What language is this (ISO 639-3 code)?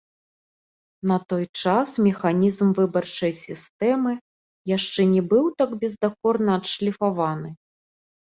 bel